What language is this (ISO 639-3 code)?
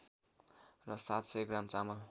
nep